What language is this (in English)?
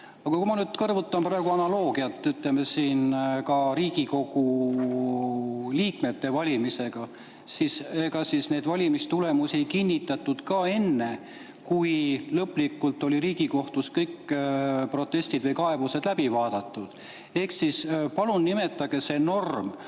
Estonian